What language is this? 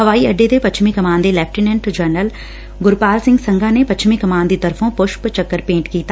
Punjabi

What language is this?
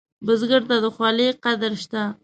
Pashto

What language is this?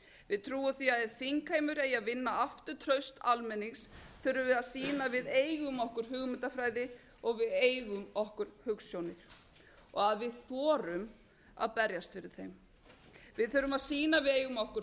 Icelandic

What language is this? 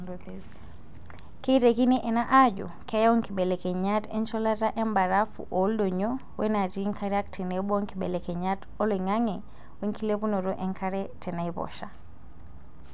Masai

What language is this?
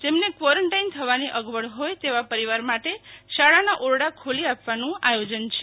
Gujarati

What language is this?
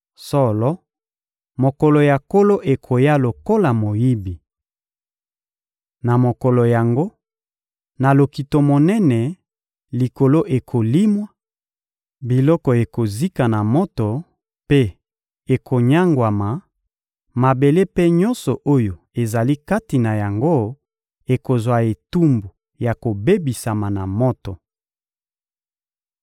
Lingala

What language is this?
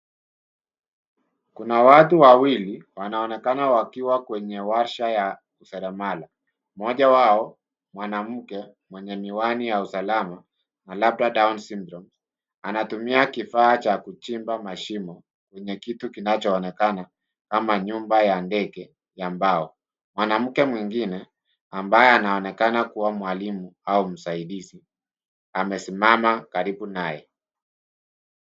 Swahili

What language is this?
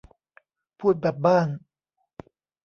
Thai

